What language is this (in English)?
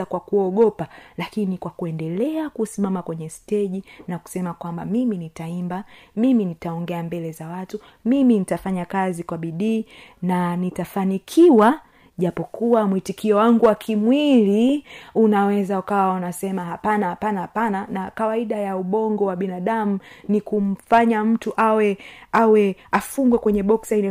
Swahili